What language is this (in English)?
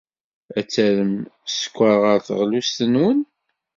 Kabyle